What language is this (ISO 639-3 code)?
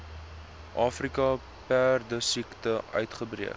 afr